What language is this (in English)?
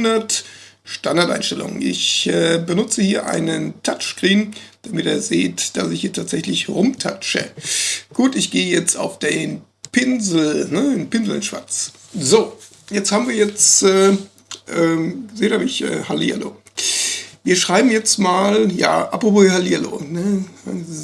German